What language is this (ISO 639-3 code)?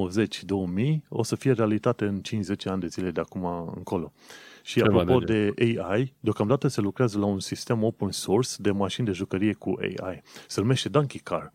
ron